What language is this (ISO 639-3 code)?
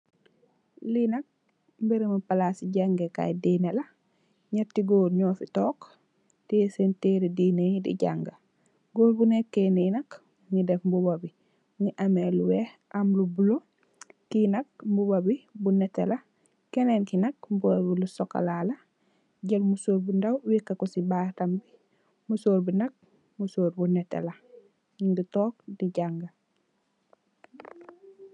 wol